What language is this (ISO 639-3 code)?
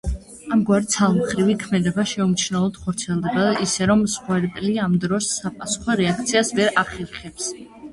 kat